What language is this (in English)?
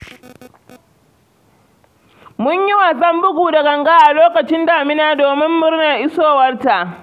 Hausa